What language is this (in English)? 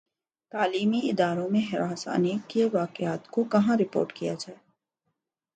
Urdu